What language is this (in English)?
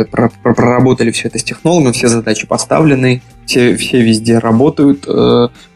Russian